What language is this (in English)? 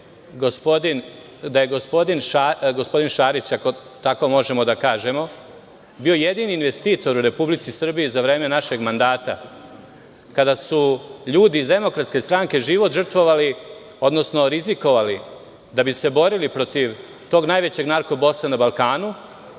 Serbian